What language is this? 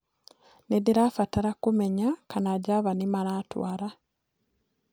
Kikuyu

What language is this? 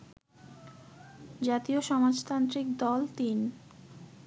Bangla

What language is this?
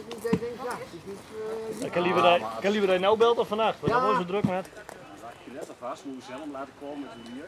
Dutch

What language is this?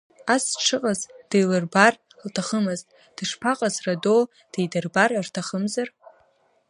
Abkhazian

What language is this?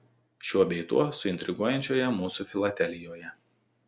Lithuanian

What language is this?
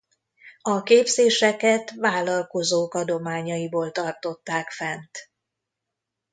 Hungarian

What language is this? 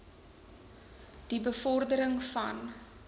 Afrikaans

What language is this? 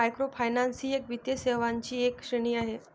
Marathi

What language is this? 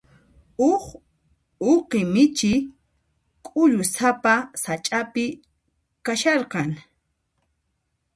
Puno Quechua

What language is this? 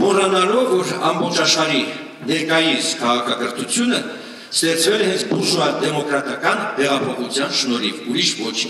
Romanian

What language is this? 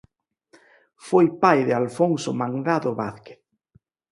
Galician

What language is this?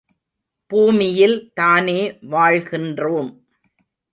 Tamil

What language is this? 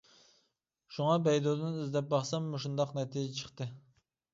Uyghur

